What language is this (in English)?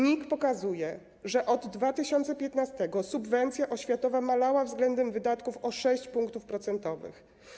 Polish